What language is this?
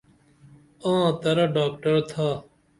Dameli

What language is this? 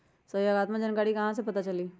Magahi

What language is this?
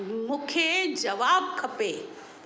Sindhi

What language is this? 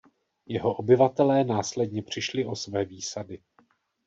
Czech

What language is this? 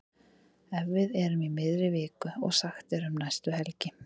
Icelandic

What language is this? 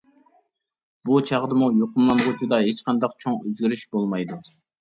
Uyghur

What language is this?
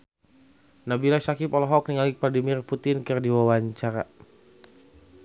Sundanese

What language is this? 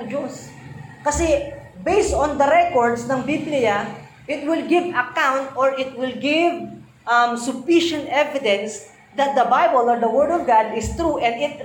Filipino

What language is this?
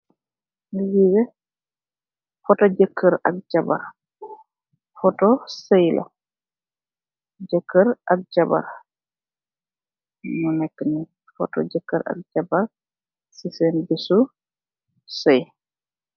Wolof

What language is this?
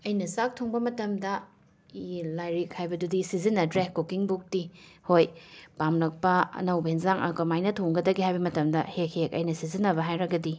Manipuri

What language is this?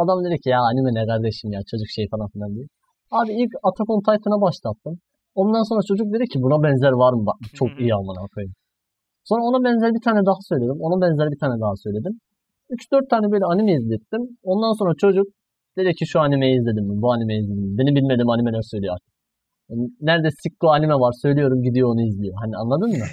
Turkish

